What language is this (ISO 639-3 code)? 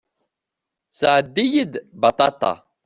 kab